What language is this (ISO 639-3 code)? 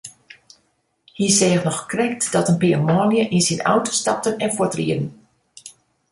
fry